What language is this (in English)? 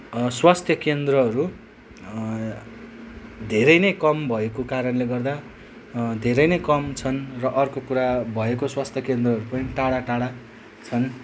Nepali